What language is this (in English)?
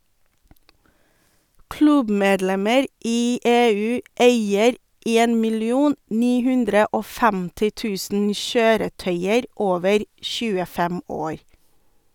Norwegian